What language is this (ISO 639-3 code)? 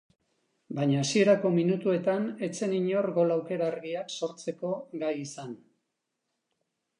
eus